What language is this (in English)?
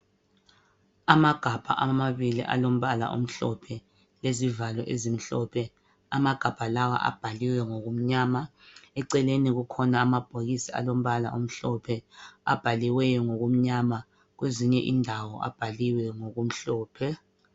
North Ndebele